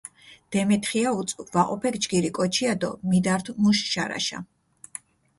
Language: Mingrelian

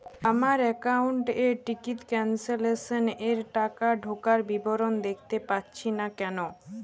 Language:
Bangla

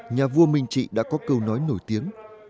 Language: Vietnamese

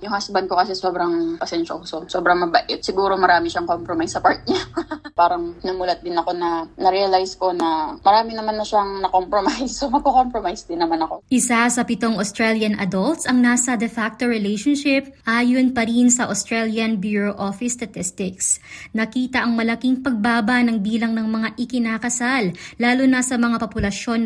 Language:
Filipino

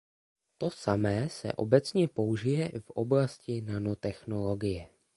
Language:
Czech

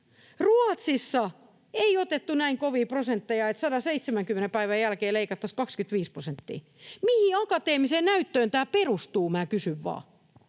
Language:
Finnish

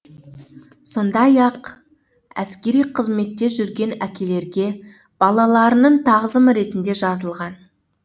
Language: Kazakh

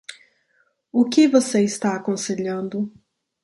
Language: Portuguese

